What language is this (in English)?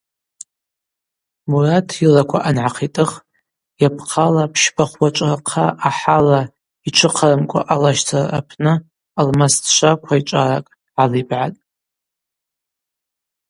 Abaza